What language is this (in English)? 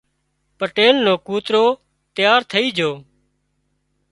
Wadiyara Koli